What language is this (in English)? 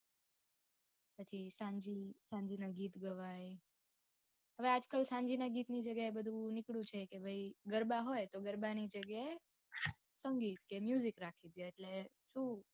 Gujarati